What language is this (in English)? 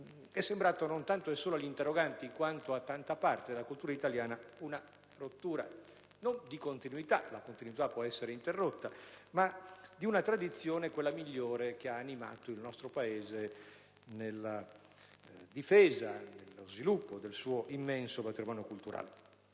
Italian